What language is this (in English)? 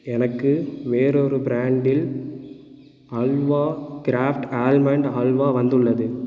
Tamil